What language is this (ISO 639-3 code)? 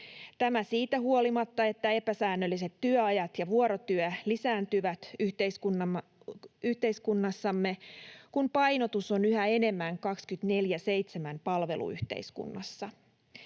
fin